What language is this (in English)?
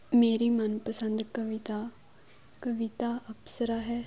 Punjabi